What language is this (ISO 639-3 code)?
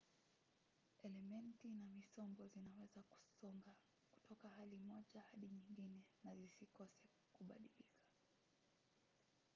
swa